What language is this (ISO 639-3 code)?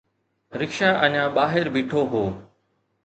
snd